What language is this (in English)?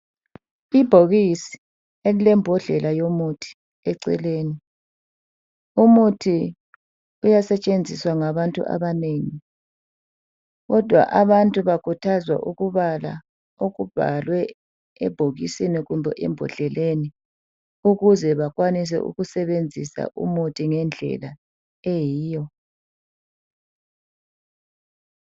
North Ndebele